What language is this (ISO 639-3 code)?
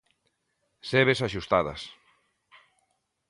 glg